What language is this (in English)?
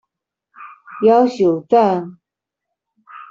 Chinese